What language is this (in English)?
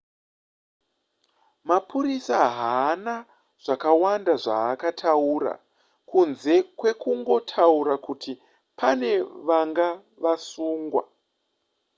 Shona